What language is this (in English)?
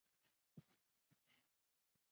Chinese